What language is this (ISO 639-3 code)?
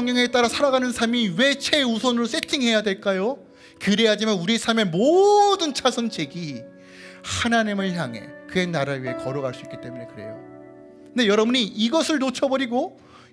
kor